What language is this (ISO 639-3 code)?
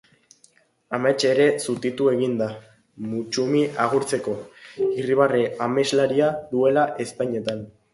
eus